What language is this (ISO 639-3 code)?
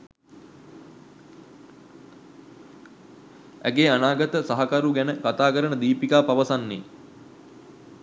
sin